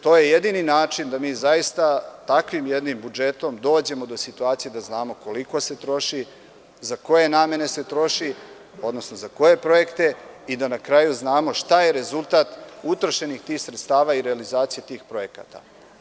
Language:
Serbian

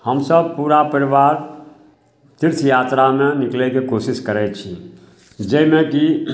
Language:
Maithili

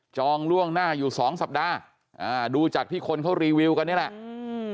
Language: Thai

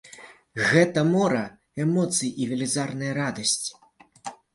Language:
Belarusian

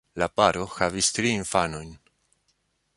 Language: Esperanto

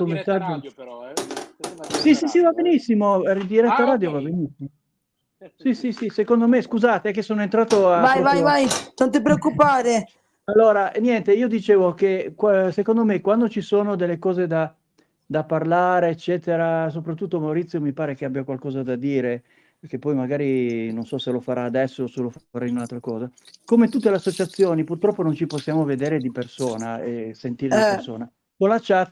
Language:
Italian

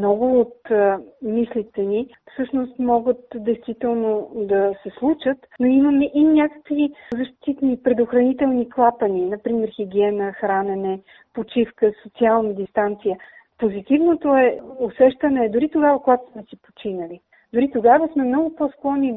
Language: Bulgarian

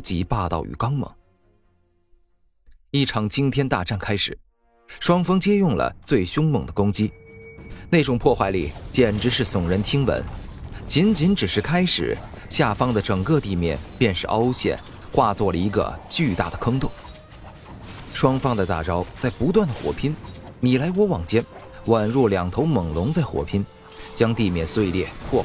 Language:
Chinese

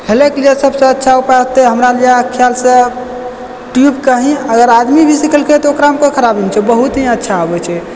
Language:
Maithili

